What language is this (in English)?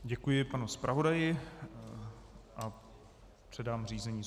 Czech